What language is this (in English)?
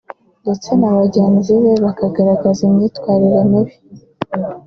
Kinyarwanda